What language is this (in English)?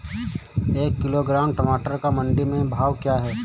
Hindi